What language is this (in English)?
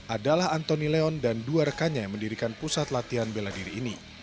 Indonesian